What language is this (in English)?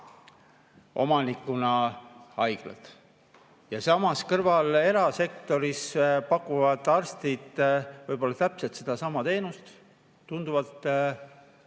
Estonian